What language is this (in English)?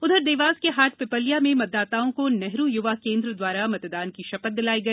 Hindi